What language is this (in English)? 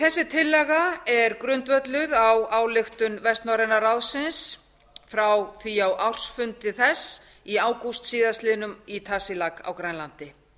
Icelandic